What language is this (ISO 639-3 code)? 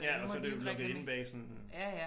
dan